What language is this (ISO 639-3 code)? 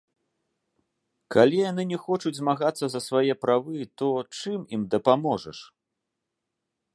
bel